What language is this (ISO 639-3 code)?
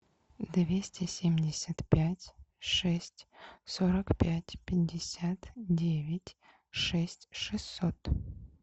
rus